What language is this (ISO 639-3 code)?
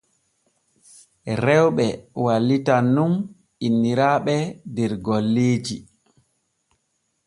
fue